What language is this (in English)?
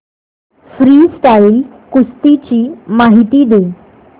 Marathi